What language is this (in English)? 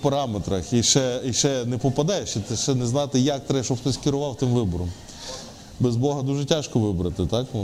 Ukrainian